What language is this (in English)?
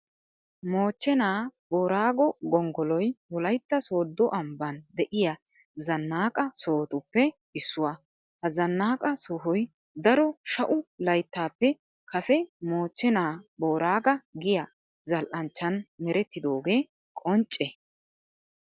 Wolaytta